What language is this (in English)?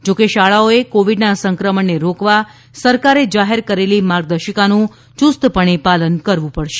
Gujarati